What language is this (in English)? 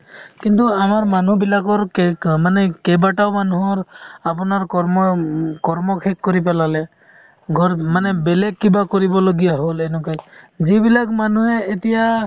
Assamese